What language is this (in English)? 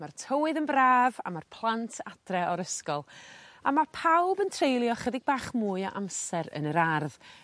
Welsh